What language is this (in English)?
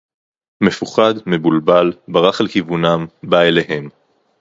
Hebrew